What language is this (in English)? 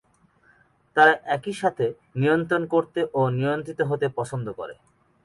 Bangla